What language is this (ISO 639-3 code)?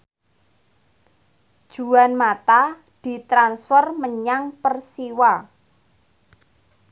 jav